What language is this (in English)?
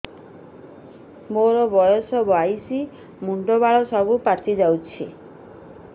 Odia